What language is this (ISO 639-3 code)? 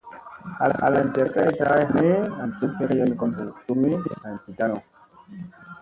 mse